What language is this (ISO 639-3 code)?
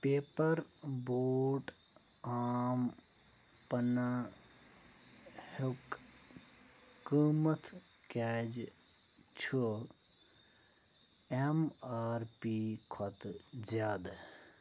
kas